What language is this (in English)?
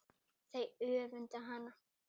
Icelandic